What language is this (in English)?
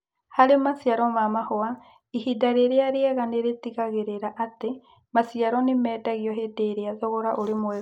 Kikuyu